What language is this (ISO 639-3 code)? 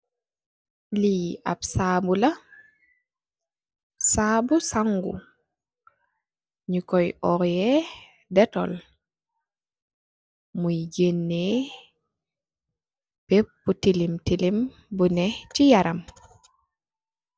wol